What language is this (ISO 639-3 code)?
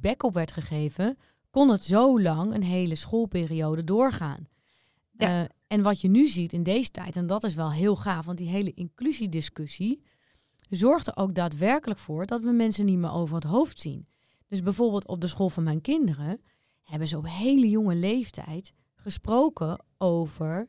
nld